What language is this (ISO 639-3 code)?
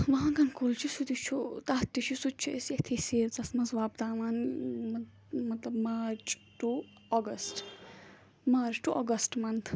kas